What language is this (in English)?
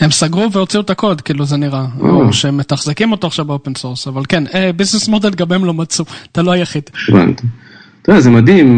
Hebrew